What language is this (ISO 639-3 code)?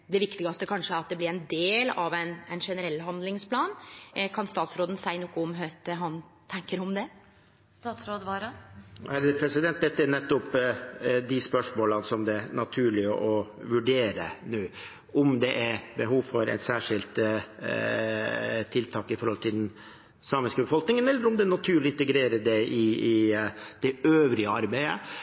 nor